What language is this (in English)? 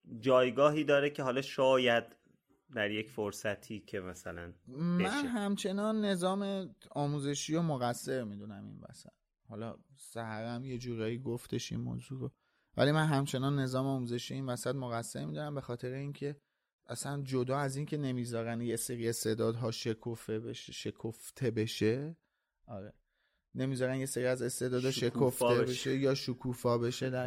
Persian